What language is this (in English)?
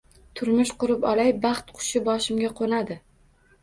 Uzbek